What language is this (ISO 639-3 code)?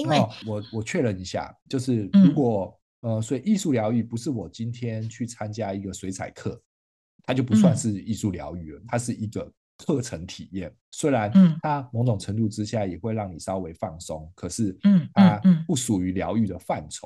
zho